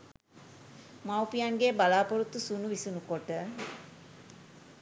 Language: Sinhala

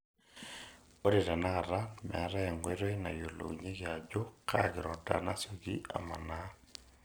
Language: Masai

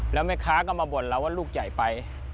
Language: Thai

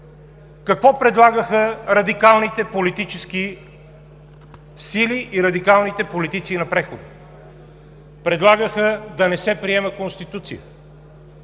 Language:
Bulgarian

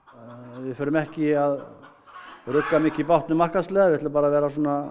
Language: Icelandic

